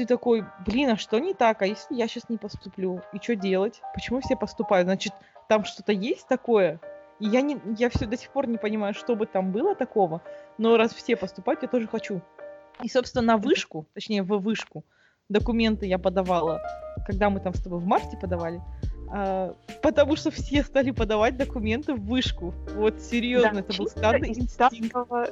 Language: Russian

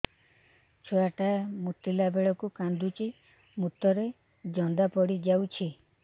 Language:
Odia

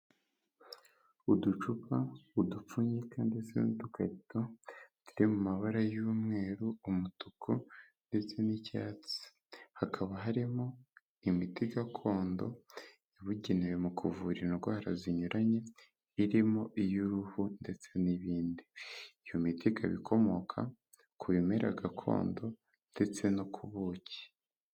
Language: Kinyarwanda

